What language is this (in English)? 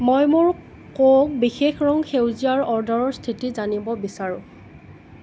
Assamese